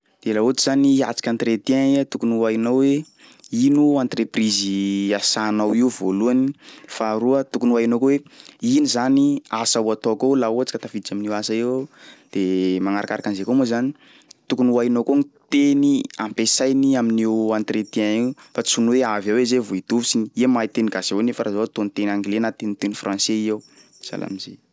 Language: Sakalava Malagasy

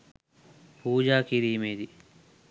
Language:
Sinhala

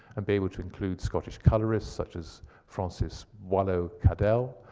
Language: English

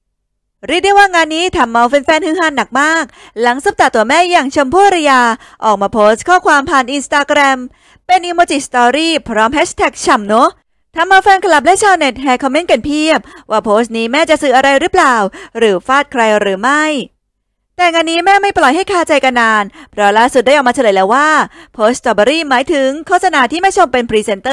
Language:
Thai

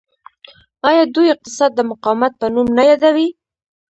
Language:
Pashto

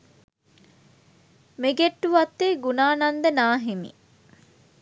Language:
Sinhala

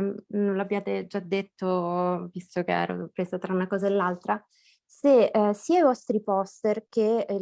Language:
Italian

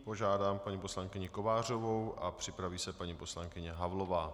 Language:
Czech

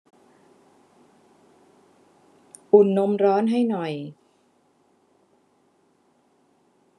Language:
Thai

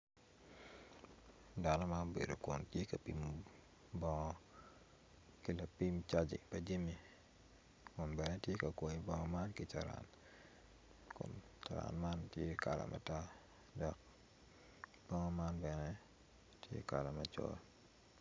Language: Acoli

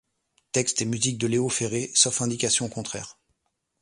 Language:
French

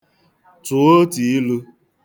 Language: Igbo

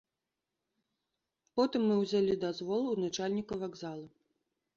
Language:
Belarusian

